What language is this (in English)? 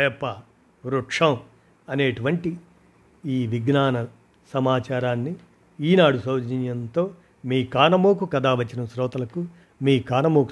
Telugu